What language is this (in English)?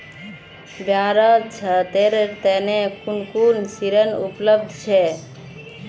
Magahi